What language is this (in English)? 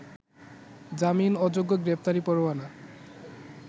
Bangla